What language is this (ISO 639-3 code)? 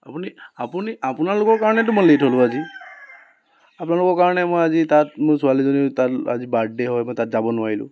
asm